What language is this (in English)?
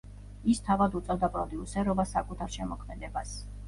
Georgian